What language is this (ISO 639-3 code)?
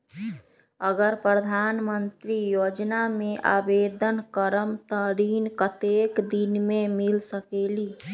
mag